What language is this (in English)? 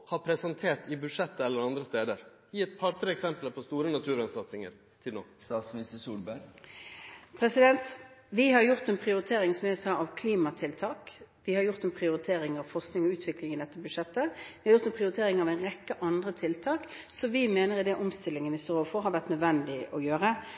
Norwegian